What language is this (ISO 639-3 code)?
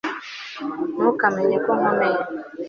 kin